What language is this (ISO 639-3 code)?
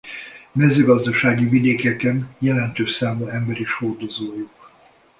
hun